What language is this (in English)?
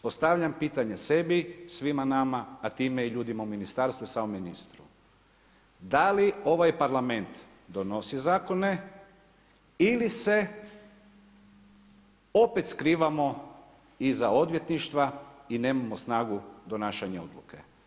Croatian